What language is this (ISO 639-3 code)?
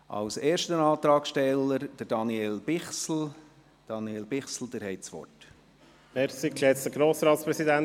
gsw